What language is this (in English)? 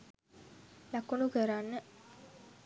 Sinhala